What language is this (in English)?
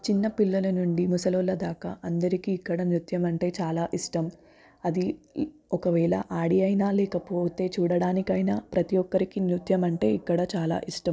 Telugu